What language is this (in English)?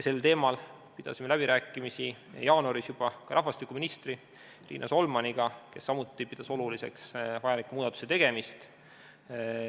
Estonian